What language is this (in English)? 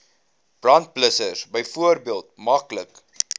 Afrikaans